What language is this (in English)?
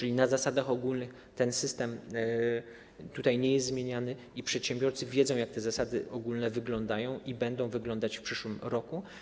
Polish